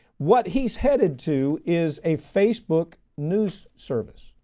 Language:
English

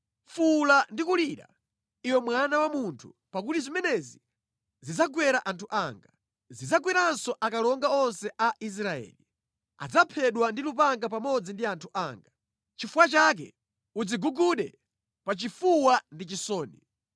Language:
Nyanja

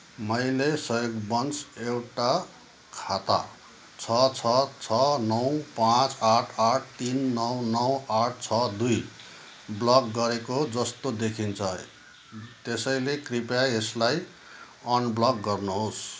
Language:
Nepali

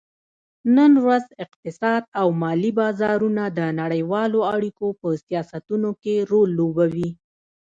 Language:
Pashto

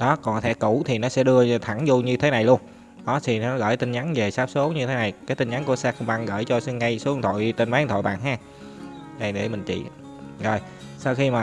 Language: Vietnamese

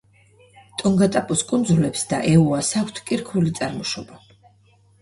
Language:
Georgian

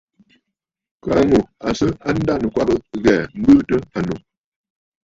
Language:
Bafut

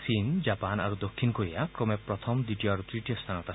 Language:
Assamese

